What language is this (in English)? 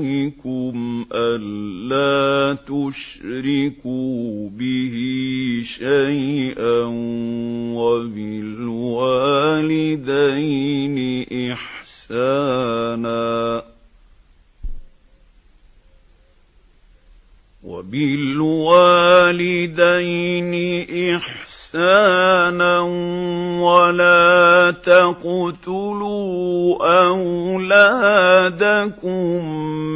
Arabic